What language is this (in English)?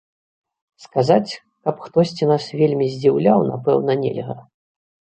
Belarusian